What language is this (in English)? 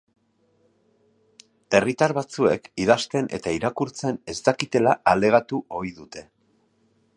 Basque